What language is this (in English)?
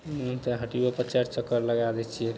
Maithili